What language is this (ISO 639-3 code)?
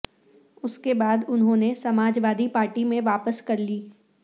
urd